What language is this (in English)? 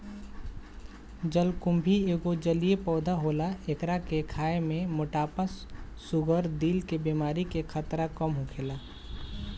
Bhojpuri